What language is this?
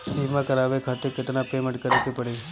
Bhojpuri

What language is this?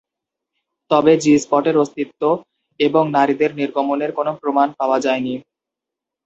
Bangla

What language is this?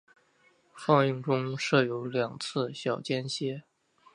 Chinese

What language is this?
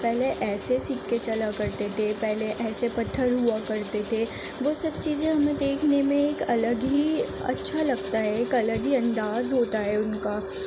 Urdu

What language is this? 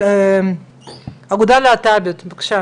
Hebrew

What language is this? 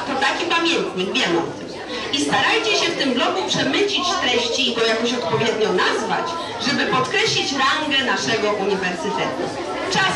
Polish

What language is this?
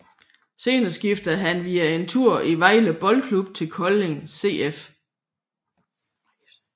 Danish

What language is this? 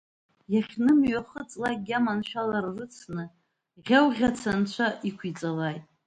Abkhazian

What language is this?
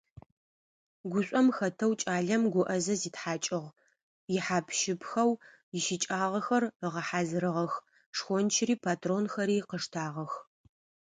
Adyghe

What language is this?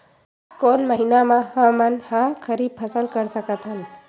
Chhattisgarhi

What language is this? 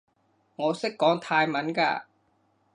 Cantonese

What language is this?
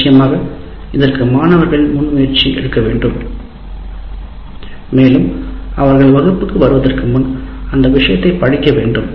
Tamil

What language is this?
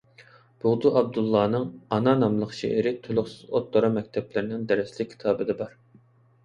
Uyghur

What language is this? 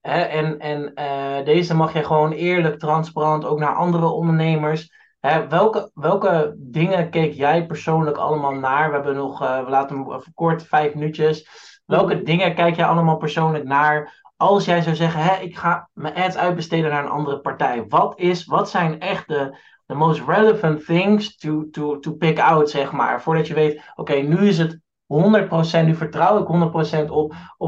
Dutch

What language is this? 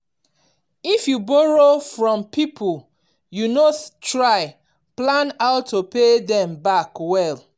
Nigerian Pidgin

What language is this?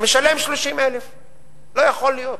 Hebrew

